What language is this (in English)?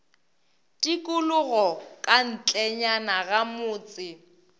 Northern Sotho